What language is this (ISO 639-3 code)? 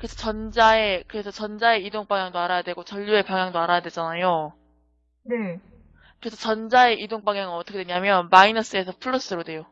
kor